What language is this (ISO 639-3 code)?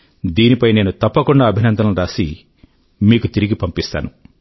tel